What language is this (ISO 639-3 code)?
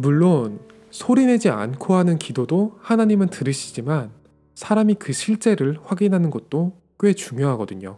kor